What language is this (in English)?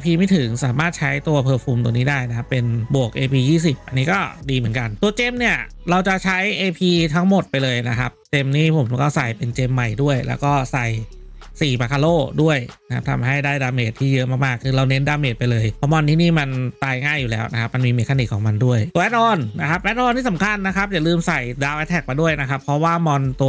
Thai